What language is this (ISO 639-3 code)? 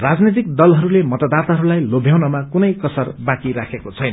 nep